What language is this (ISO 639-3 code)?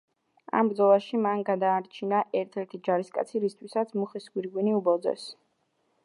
kat